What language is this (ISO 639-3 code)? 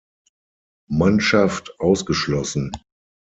deu